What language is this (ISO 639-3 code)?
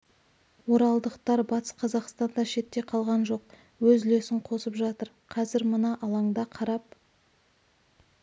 kaz